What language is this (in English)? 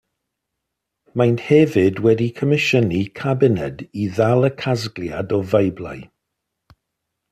Welsh